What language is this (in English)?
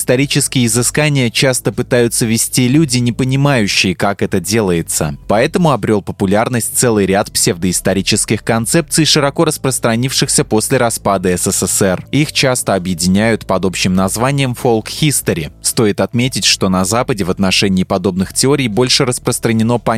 Russian